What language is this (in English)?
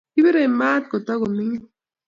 Kalenjin